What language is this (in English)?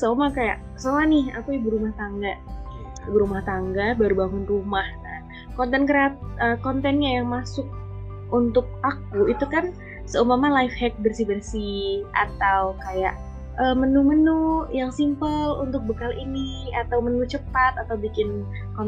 Indonesian